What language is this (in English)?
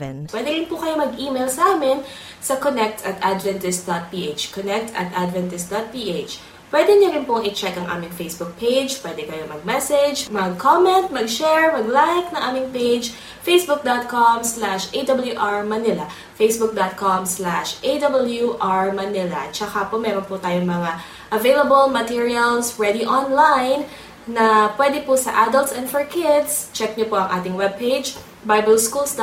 Filipino